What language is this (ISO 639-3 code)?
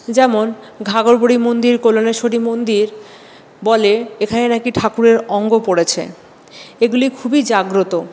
ben